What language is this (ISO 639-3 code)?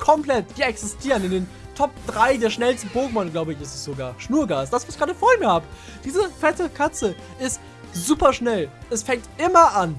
deu